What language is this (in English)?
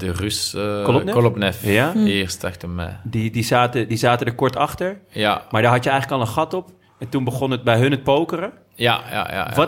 Dutch